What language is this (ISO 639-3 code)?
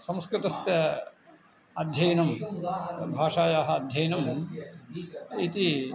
san